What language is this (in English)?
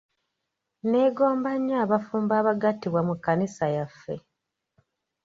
Ganda